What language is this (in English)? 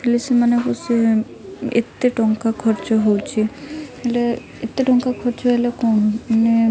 Odia